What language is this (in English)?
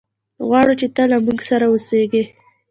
Pashto